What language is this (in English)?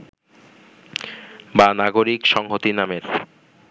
Bangla